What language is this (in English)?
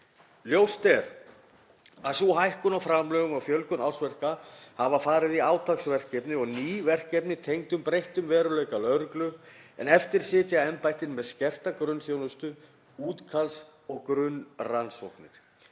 Icelandic